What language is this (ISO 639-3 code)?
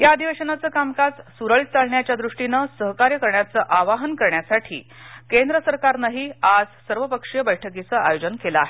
mar